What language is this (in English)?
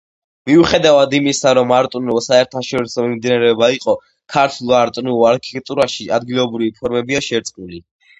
Georgian